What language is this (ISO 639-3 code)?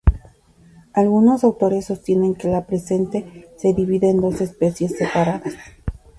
spa